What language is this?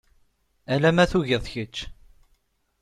Kabyle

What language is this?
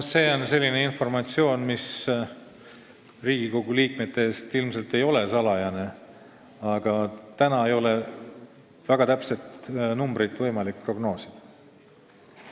Estonian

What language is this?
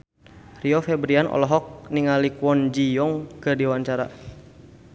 Sundanese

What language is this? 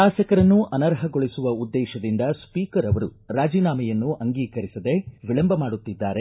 Kannada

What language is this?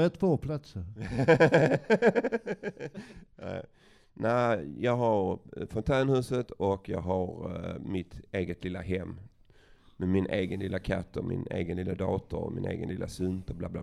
Swedish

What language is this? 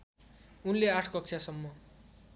Nepali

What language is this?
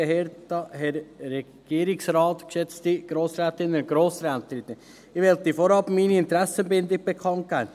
Swiss German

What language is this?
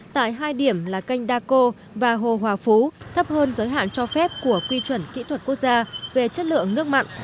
Vietnamese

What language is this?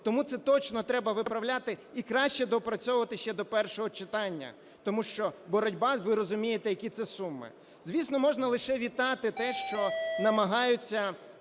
Ukrainian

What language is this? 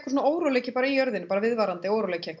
Icelandic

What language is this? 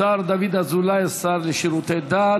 Hebrew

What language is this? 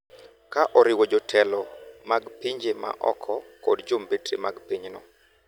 Luo (Kenya and Tanzania)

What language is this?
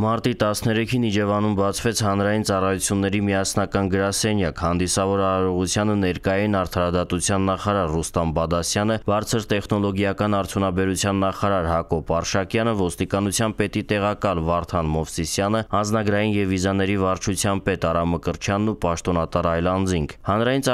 Turkish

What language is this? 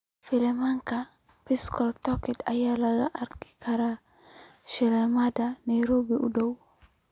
Somali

